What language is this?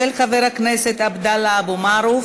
Hebrew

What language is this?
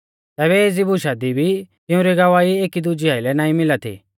Mahasu Pahari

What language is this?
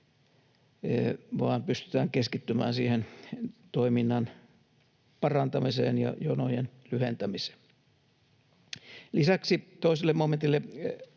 Finnish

